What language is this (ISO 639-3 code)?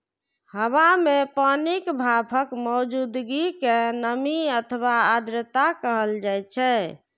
mai